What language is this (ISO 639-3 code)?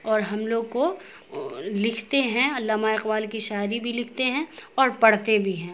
urd